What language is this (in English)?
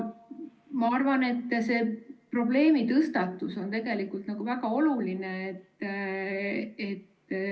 Estonian